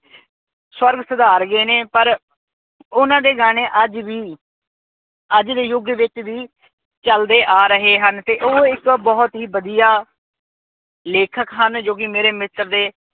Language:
Punjabi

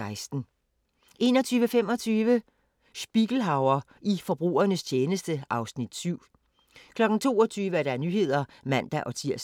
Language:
Danish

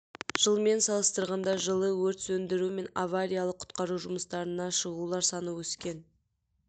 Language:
Kazakh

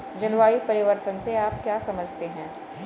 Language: Hindi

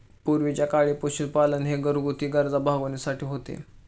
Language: Marathi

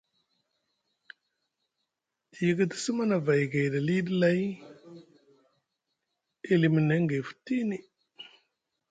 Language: Musgu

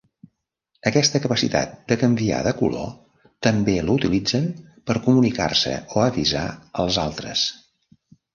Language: Catalan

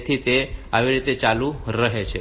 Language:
Gujarati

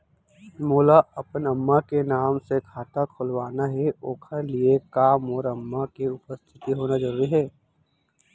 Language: Chhattisgarhi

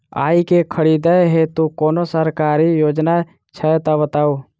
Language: Maithili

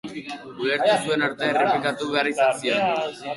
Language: Basque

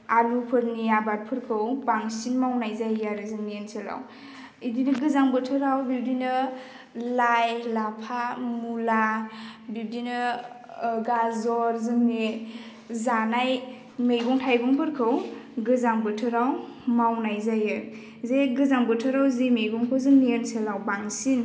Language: Bodo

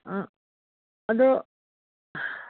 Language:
Manipuri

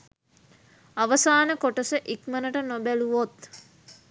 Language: Sinhala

